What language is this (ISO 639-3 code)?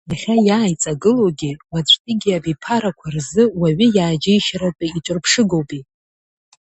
abk